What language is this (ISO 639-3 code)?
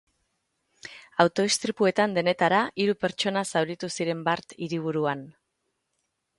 eus